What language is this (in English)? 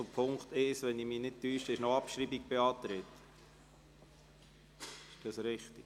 Swiss German